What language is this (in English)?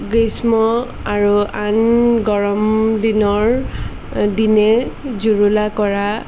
Assamese